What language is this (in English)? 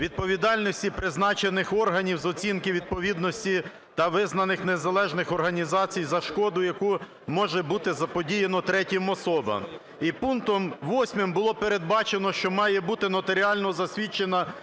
Ukrainian